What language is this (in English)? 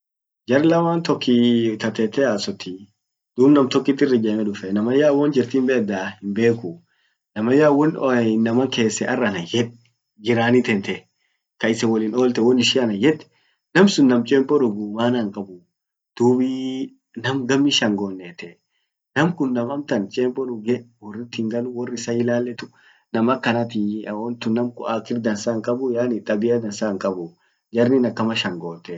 Orma